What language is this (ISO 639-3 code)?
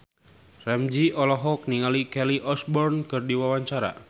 sun